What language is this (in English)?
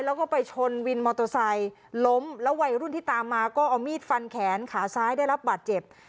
Thai